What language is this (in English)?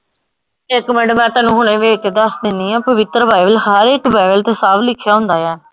Punjabi